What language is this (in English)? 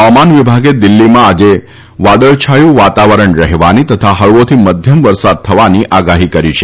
Gujarati